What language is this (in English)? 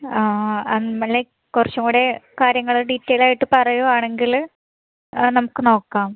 Malayalam